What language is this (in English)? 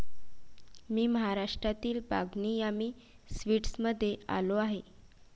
Marathi